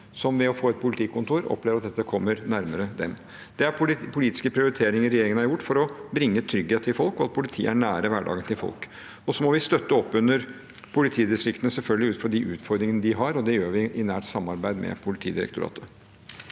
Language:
Norwegian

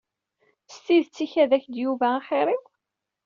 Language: Kabyle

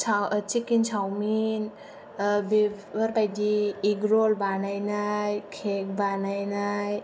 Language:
Bodo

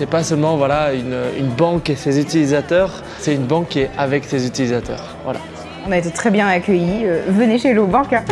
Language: French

